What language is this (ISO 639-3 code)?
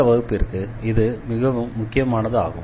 tam